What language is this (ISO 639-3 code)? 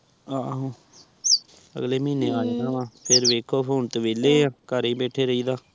pan